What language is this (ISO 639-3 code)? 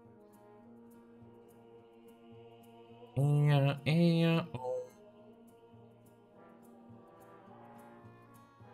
pol